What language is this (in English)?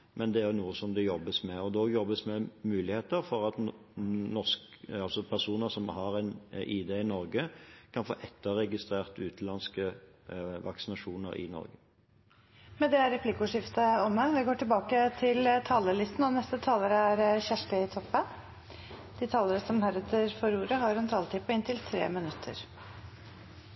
Norwegian Bokmål